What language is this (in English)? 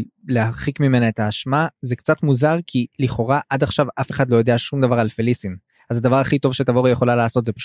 Hebrew